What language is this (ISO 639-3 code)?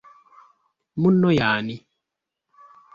lug